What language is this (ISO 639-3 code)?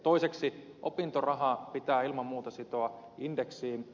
fin